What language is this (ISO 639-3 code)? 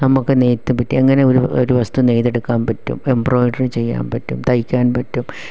mal